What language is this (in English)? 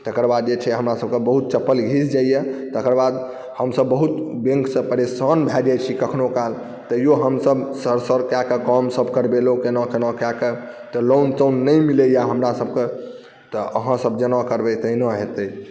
Maithili